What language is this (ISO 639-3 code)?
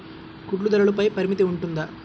tel